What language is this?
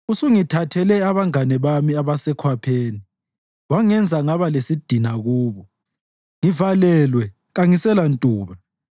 North Ndebele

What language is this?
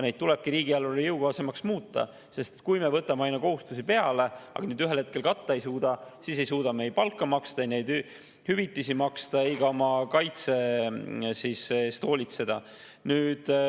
Estonian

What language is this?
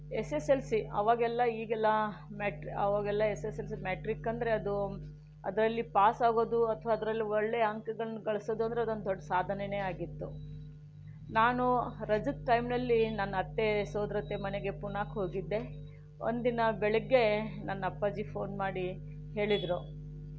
Kannada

